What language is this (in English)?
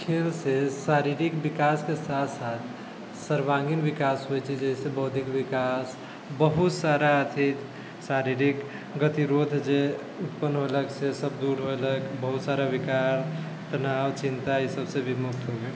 Maithili